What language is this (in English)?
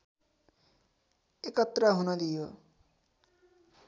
Nepali